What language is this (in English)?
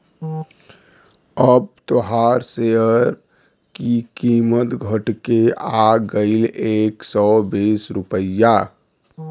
Bhojpuri